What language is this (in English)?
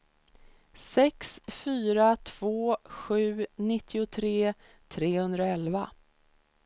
Swedish